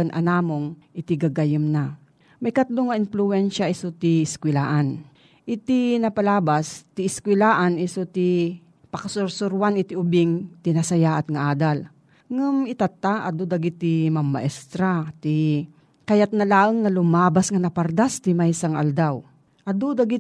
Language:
Filipino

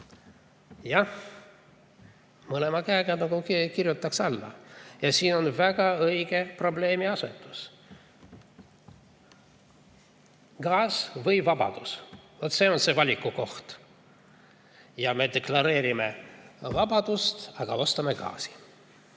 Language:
Estonian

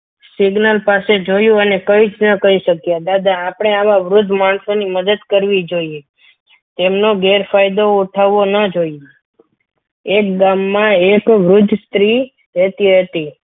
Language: Gujarati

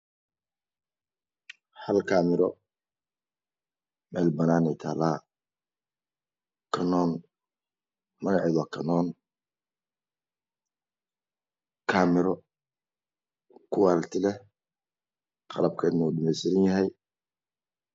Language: Somali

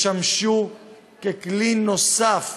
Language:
Hebrew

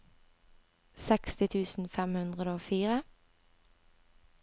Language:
Norwegian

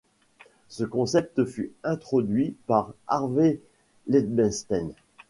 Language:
French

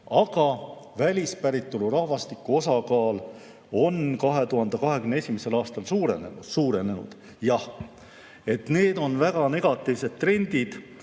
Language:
Estonian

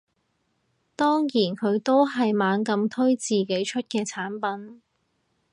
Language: Cantonese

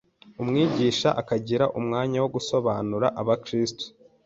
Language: Kinyarwanda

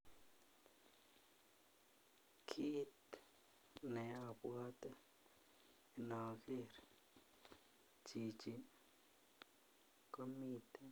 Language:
Kalenjin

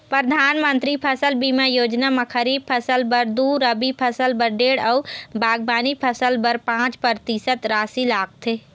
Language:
Chhattisgarhi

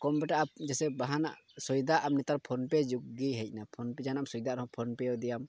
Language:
Santali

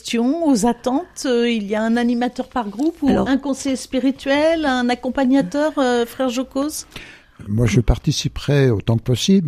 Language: French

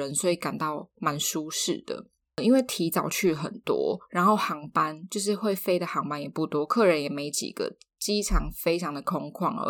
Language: Chinese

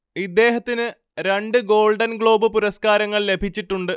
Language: Malayalam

